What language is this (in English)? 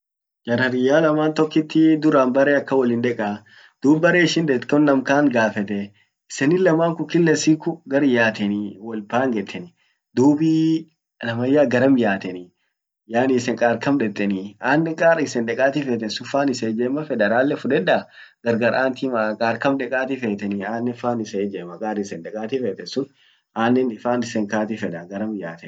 Orma